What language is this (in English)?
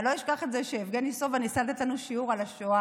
Hebrew